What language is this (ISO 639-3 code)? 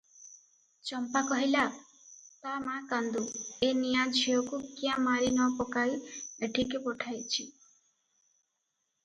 ori